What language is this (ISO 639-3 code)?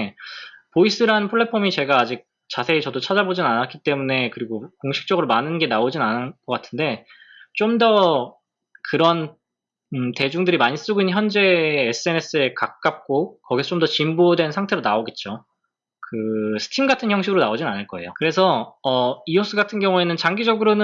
kor